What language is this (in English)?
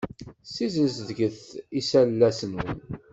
Kabyle